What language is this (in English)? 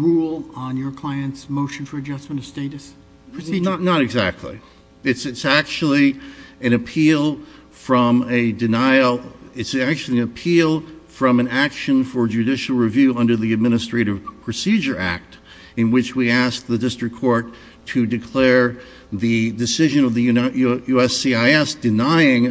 English